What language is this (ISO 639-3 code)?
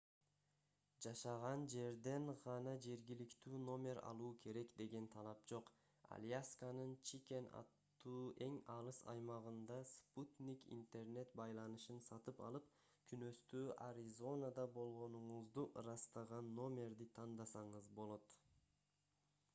kir